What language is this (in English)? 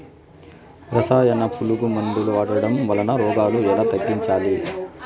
Telugu